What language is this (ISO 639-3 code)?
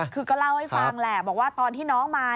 tha